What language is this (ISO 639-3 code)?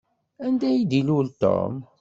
kab